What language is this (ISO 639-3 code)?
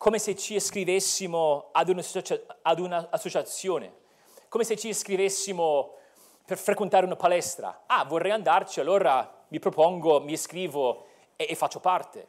ita